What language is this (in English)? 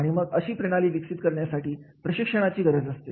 Marathi